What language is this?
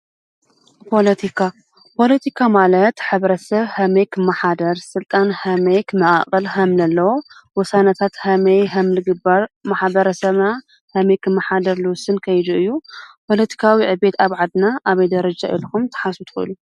Tigrinya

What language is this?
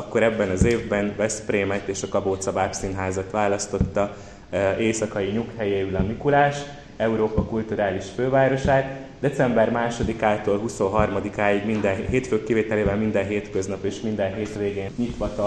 Hungarian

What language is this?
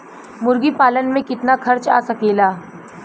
Bhojpuri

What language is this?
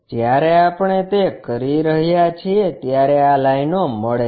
Gujarati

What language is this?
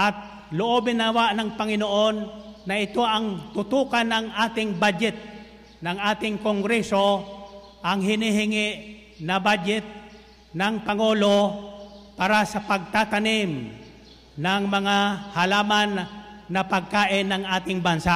Filipino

